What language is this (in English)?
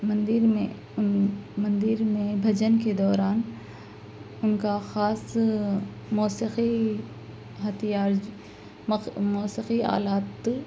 Urdu